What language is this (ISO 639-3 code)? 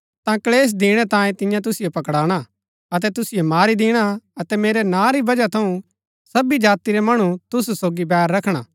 gbk